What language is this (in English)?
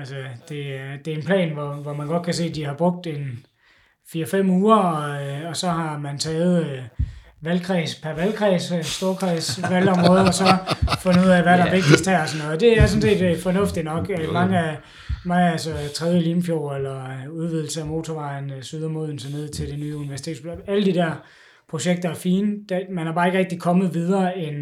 Danish